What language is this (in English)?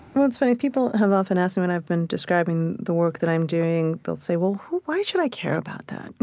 English